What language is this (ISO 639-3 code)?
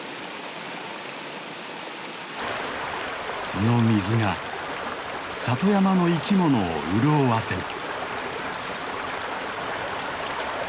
jpn